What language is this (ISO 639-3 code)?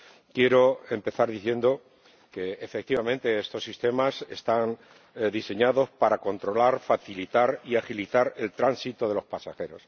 spa